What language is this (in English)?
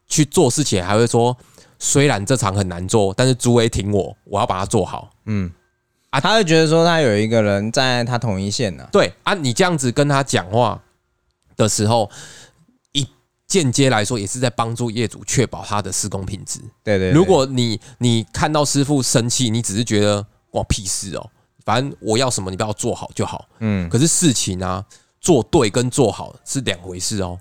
Chinese